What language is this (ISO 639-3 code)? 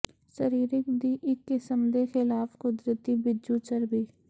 pan